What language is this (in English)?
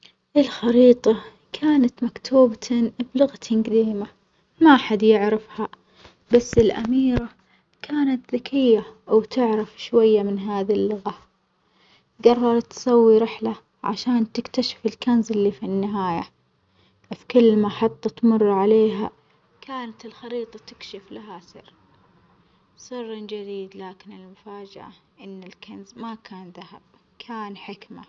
Omani Arabic